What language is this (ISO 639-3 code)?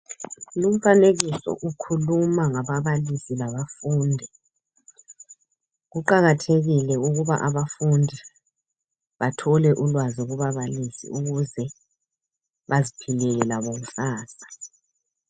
nde